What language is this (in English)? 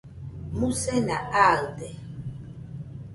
Nüpode Huitoto